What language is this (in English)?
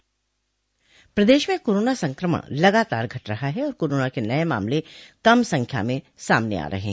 Hindi